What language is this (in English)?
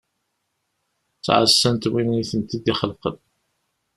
Kabyle